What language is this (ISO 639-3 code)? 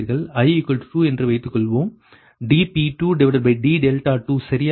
tam